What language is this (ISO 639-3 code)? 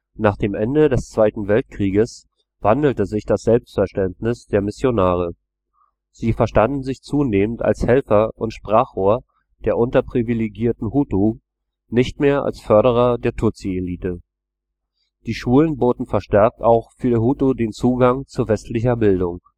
deu